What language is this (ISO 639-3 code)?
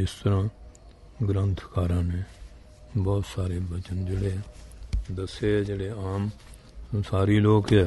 tur